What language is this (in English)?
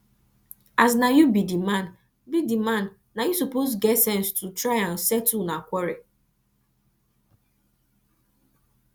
Nigerian Pidgin